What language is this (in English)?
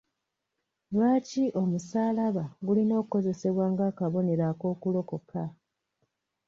Ganda